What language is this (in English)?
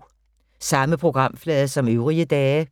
Danish